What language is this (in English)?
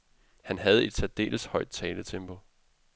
Danish